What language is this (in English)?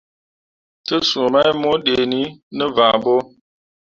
Mundang